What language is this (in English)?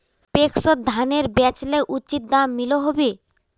Magahi